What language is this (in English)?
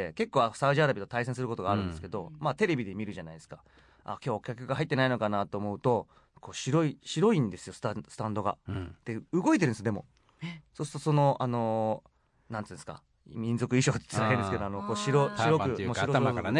Japanese